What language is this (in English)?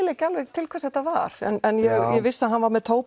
Icelandic